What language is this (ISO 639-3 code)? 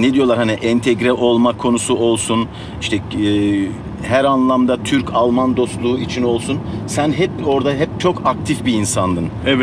tur